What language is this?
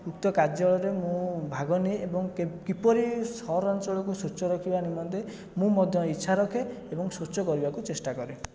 Odia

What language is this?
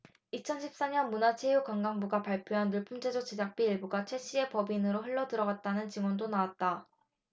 Korean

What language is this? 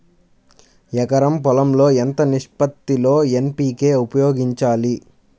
Telugu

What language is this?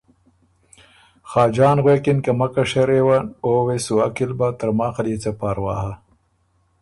Ormuri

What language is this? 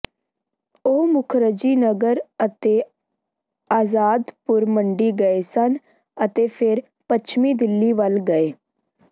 Punjabi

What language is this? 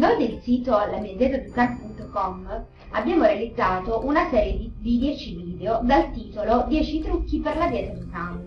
Italian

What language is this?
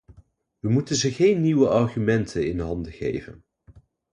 Dutch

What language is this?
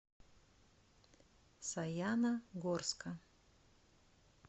Russian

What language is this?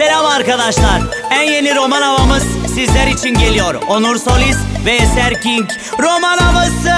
Turkish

